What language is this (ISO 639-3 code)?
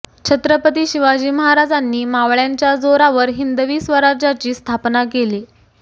mar